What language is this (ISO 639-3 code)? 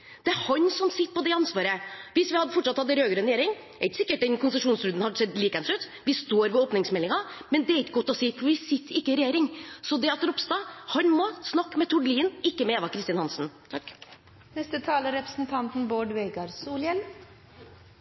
nor